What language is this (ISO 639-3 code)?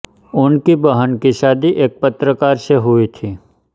hin